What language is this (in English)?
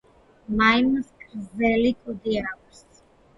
Georgian